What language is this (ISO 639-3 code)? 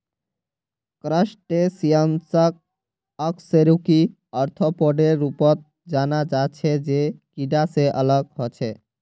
mag